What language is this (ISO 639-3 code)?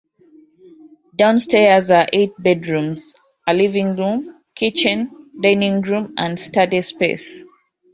eng